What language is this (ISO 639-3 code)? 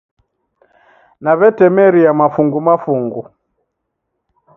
dav